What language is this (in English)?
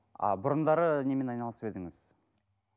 Kazakh